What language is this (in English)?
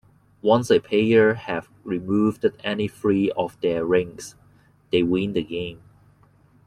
English